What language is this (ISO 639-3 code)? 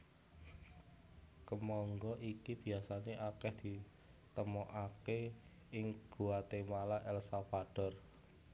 jav